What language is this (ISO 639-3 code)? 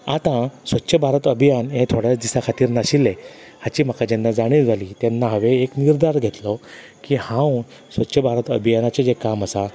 kok